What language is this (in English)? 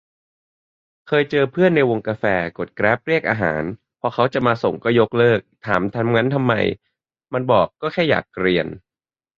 Thai